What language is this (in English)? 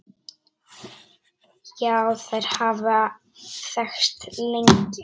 Icelandic